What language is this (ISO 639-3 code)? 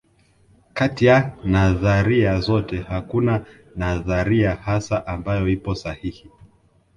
swa